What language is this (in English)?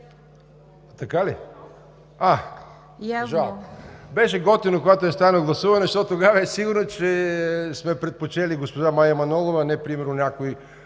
Bulgarian